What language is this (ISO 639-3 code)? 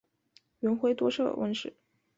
zho